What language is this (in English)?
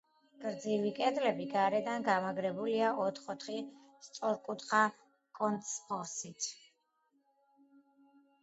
Georgian